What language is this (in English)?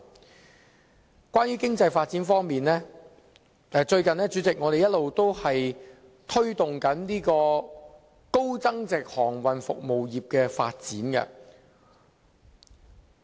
Cantonese